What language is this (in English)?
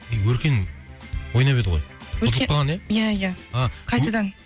Kazakh